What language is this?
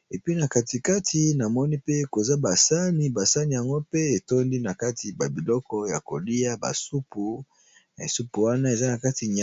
Lingala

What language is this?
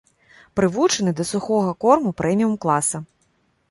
Belarusian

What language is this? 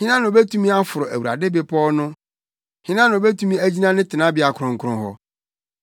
Akan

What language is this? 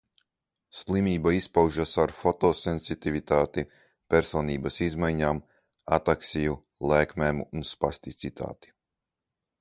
Latvian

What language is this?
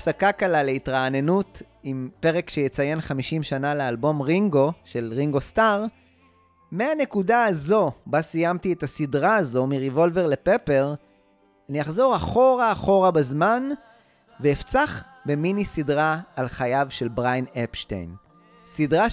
Hebrew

